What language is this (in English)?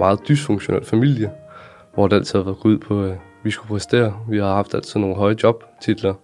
Danish